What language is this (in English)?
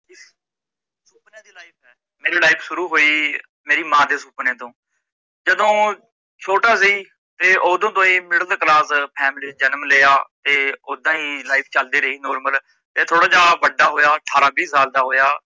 Punjabi